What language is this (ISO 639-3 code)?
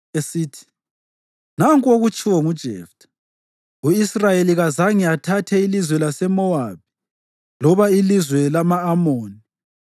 nde